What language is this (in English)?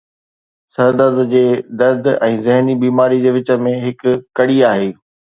Sindhi